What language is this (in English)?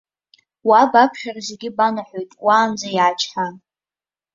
Abkhazian